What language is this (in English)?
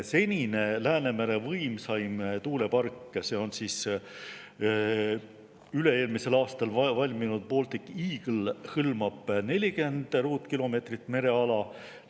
Estonian